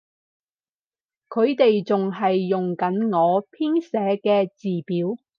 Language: Cantonese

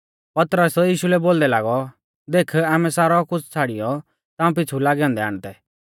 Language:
Mahasu Pahari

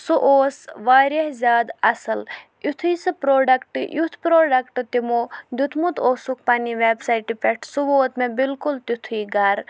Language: Kashmiri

